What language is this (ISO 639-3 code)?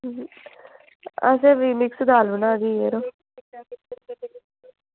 doi